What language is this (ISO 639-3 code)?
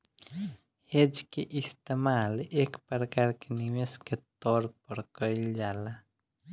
bho